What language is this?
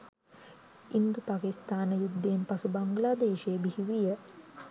Sinhala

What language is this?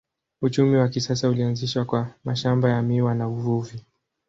Swahili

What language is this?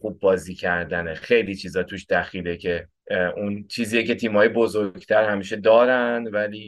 Persian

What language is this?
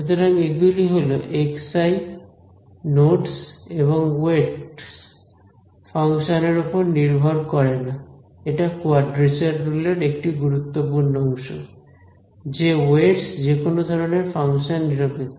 Bangla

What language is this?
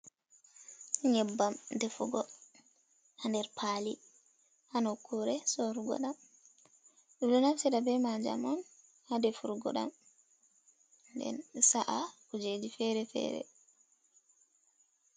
Fula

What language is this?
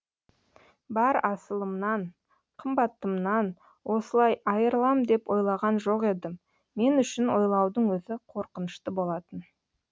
Kazakh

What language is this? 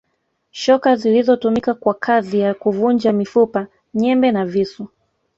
Swahili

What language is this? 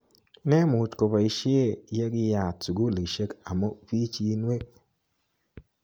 Kalenjin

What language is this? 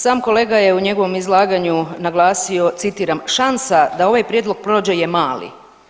Croatian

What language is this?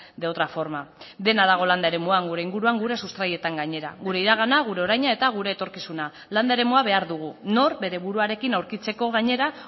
Basque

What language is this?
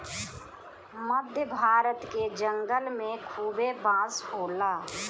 Bhojpuri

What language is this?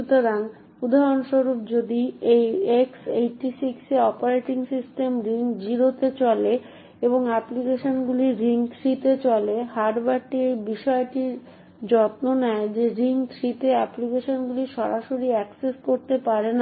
Bangla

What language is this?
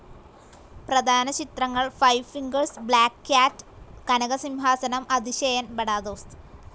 Malayalam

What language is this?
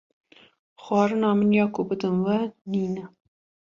Kurdish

